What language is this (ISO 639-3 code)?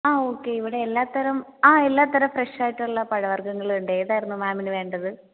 mal